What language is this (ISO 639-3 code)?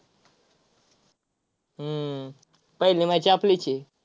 mar